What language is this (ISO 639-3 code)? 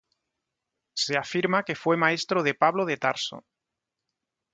spa